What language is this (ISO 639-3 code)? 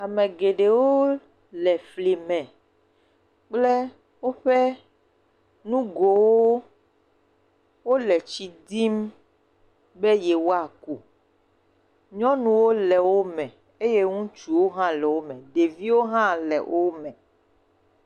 ewe